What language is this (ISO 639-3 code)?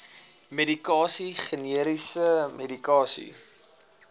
afr